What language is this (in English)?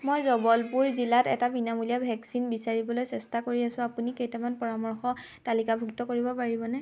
Assamese